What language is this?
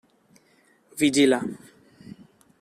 Catalan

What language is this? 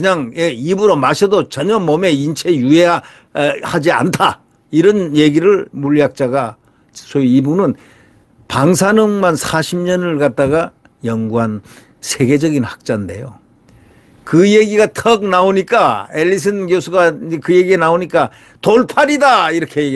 Korean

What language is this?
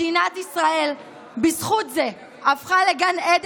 Hebrew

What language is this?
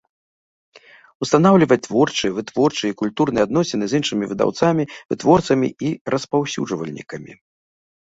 Belarusian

